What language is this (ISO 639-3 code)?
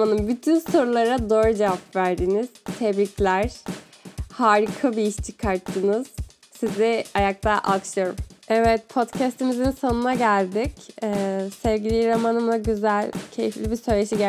tur